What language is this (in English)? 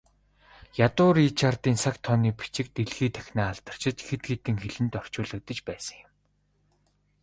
Mongolian